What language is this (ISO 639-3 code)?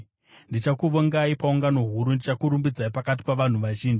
sna